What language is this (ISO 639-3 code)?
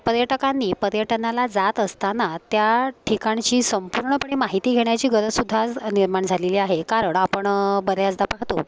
mar